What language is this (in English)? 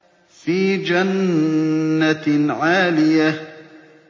Arabic